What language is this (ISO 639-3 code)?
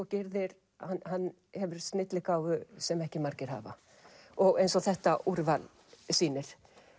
isl